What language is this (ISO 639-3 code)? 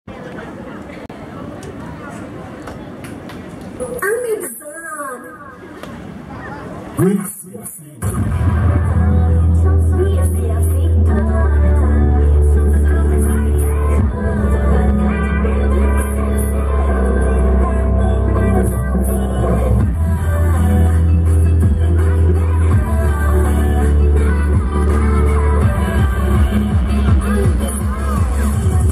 pol